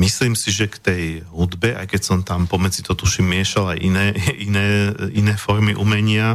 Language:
Slovak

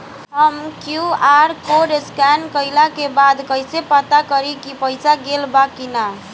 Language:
Bhojpuri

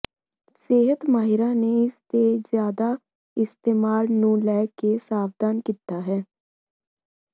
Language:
Punjabi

